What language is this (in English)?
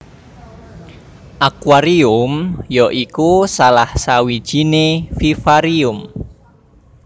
Javanese